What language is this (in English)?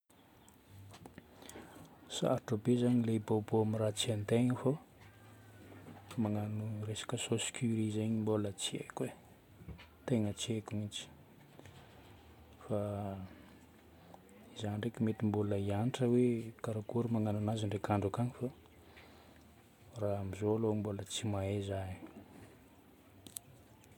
Northern Betsimisaraka Malagasy